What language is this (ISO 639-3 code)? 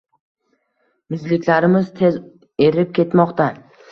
uzb